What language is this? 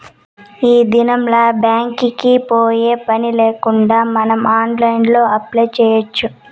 Telugu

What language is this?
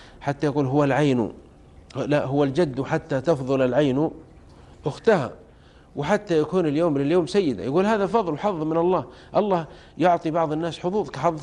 Arabic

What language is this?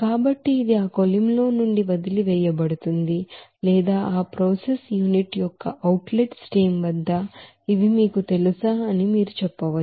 Telugu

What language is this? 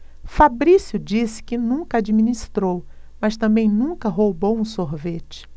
Portuguese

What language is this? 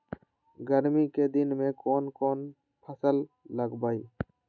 Magahi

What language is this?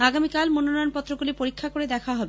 Bangla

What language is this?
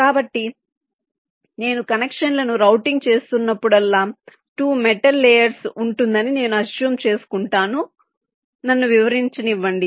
Telugu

